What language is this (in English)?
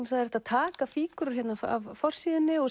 Icelandic